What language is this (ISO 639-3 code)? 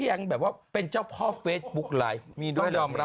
tha